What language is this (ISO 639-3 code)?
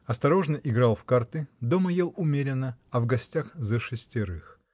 rus